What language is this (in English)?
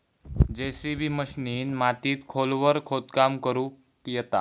Marathi